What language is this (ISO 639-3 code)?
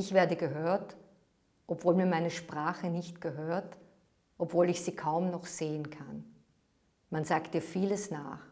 deu